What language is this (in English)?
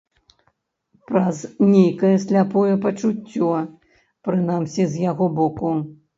Belarusian